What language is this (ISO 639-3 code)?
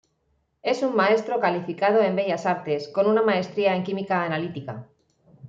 spa